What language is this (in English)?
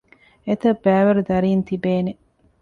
Divehi